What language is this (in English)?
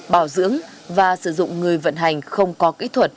Vietnamese